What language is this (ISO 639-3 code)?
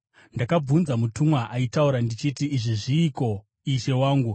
sna